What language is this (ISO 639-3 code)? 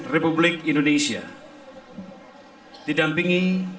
ind